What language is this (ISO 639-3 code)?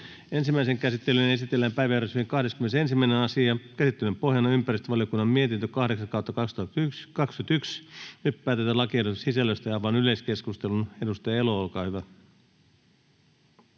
fin